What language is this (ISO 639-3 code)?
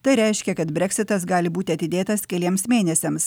lit